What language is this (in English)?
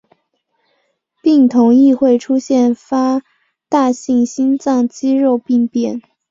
Chinese